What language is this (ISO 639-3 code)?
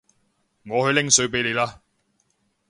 yue